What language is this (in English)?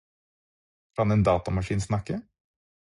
Norwegian Bokmål